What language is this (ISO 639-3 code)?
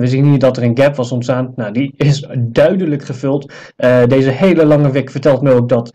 nld